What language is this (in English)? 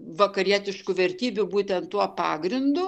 Lithuanian